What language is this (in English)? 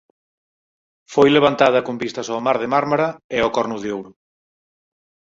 Galician